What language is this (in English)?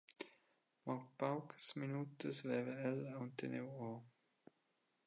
Romansh